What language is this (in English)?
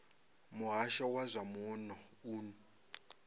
Venda